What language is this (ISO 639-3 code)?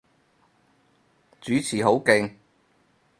yue